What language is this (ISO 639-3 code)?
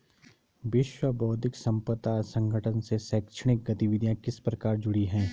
hin